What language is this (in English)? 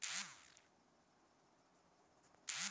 Bhojpuri